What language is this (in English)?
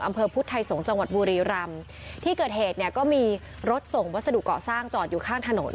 Thai